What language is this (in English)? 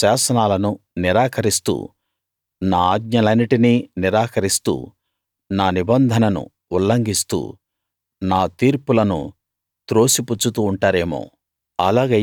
Telugu